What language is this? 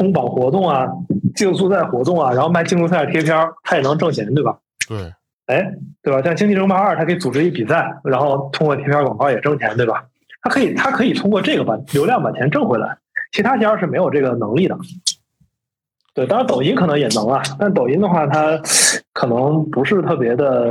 Chinese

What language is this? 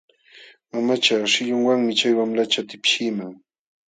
Jauja Wanca Quechua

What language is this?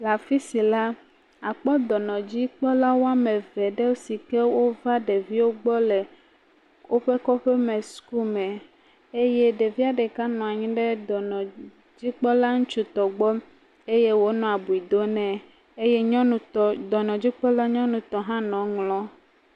Ewe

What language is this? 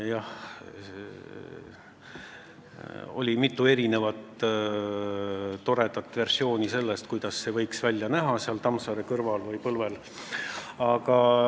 Estonian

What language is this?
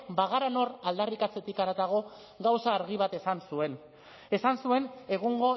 Basque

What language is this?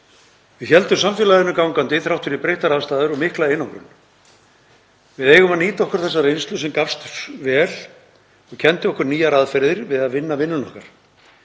Icelandic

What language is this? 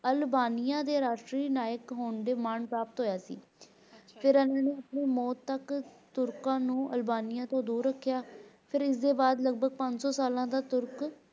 Punjabi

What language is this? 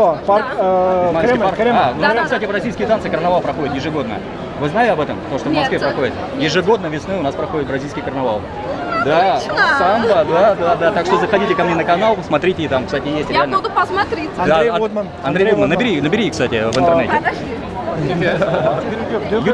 Russian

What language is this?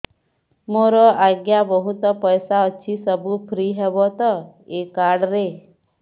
Odia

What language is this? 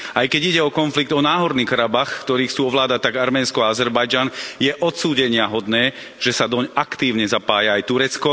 Slovak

